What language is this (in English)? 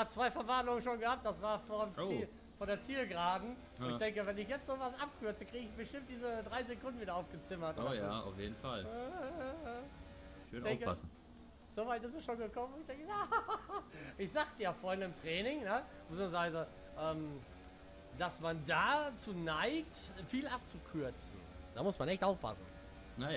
German